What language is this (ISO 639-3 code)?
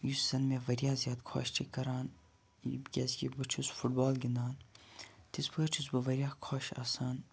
kas